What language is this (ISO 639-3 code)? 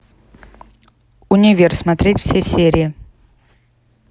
rus